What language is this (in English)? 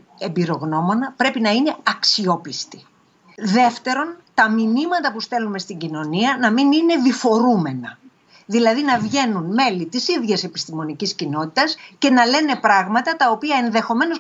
Greek